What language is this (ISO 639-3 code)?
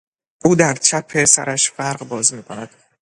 fas